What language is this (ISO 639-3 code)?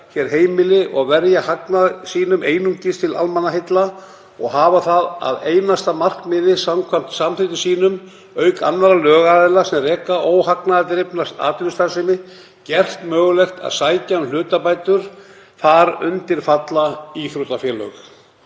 isl